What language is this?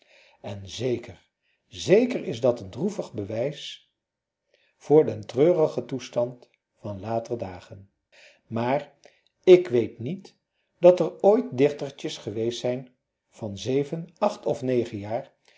Dutch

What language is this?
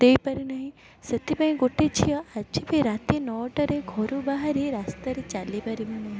Odia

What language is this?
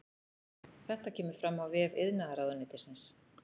Icelandic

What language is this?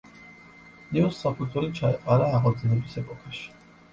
Georgian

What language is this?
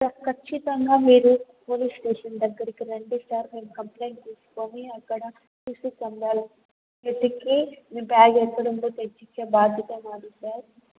Telugu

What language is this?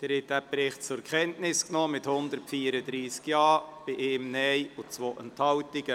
Swiss German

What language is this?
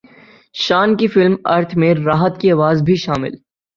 Urdu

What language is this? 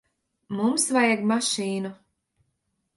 Latvian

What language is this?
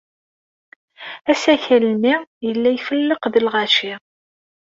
Kabyle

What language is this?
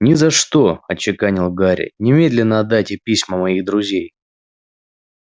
Russian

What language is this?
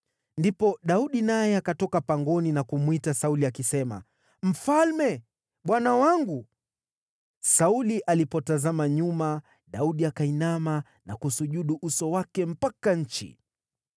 Swahili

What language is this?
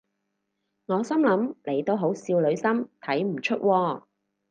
Cantonese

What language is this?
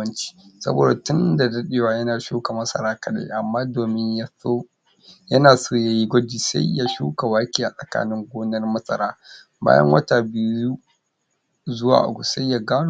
Hausa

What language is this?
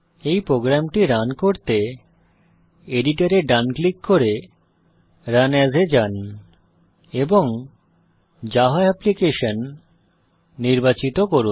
Bangla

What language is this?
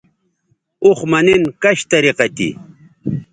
Bateri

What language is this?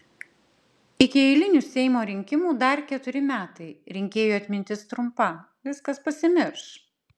Lithuanian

